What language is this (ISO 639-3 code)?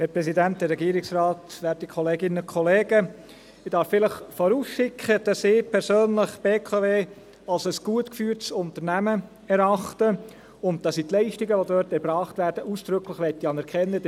gsw